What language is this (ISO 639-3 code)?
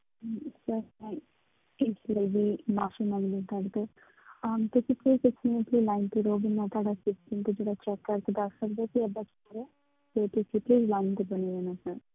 pan